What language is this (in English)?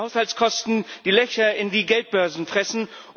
German